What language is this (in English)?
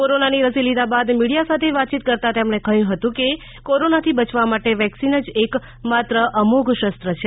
Gujarati